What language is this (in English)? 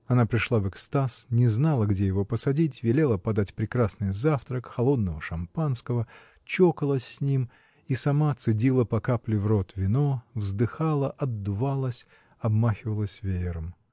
Russian